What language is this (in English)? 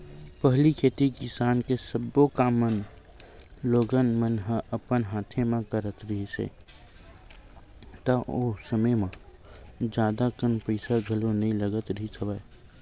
Chhattisgarhi